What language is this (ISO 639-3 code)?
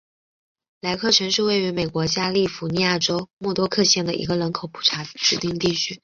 zho